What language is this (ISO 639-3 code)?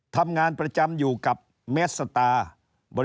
tha